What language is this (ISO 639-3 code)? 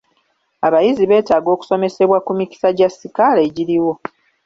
lug